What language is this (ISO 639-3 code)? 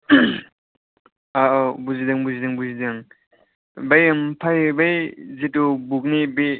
brx